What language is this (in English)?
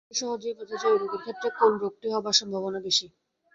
Bangla